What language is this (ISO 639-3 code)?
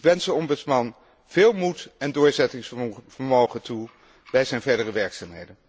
nld